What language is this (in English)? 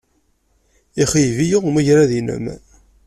Kabyle